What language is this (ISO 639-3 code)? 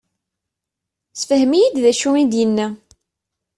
kab